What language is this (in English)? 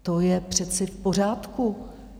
Czech